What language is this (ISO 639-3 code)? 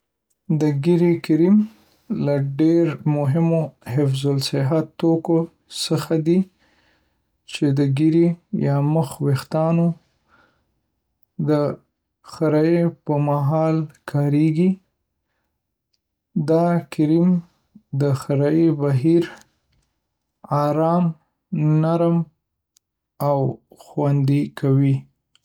pus